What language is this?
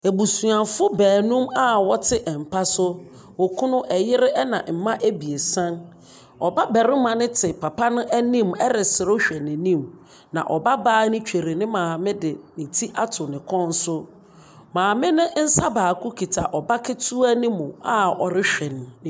Akan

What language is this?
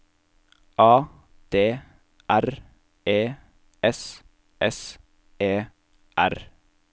Norwegian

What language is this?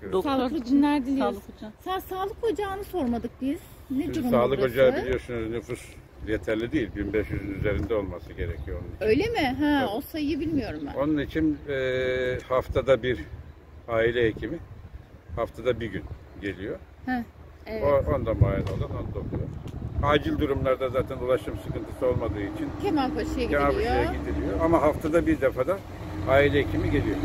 Turkish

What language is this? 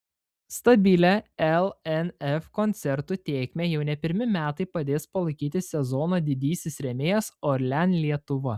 Lithuanian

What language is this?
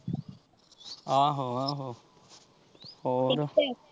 Punjabi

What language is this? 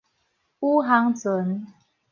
Min Nan Chinese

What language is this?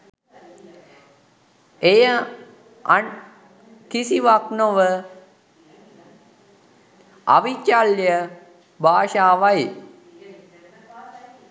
Sinhala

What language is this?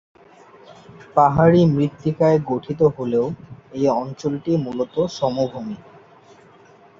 Bangla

